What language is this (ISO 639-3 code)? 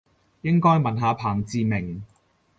yue